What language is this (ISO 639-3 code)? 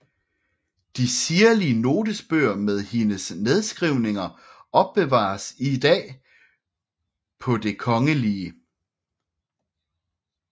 dan